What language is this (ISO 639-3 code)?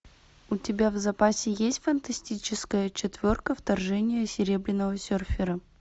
rus